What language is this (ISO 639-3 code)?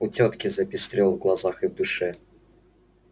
rus